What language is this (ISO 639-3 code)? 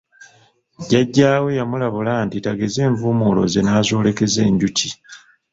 lug